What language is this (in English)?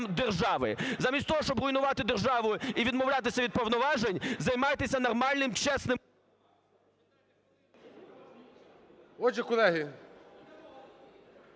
Ukrainian